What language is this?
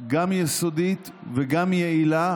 Hebrew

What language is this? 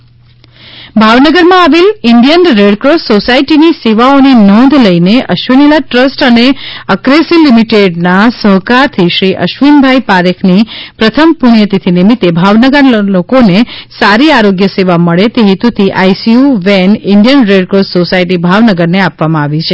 Gujarati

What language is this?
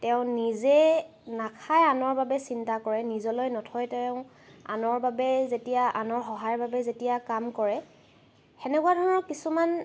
Assamese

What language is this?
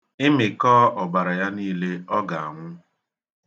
Igbo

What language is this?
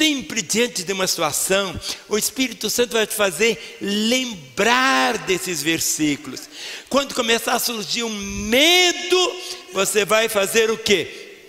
Portuguese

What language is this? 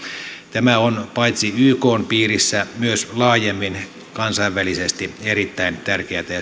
Finnish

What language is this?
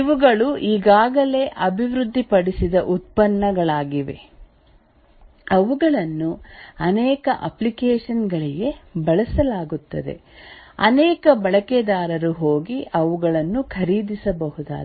Kannada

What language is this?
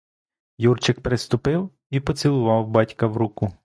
Ukrainian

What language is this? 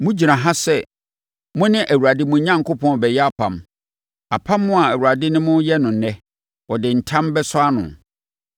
Akan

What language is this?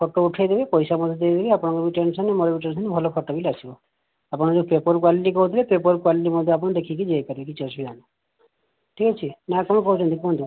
Odia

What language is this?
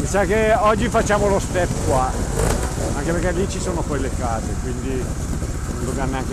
Italian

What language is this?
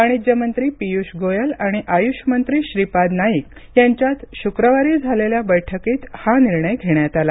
Marathi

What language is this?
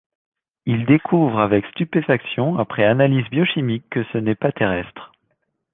French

